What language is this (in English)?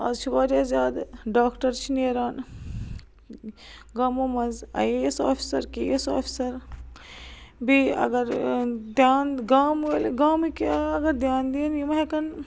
Kashmiri